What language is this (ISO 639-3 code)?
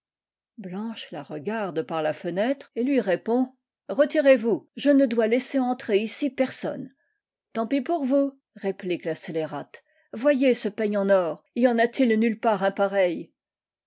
fra